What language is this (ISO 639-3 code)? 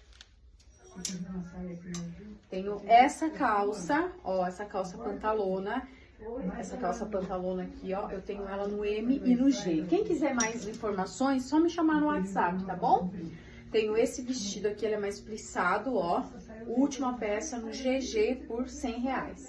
por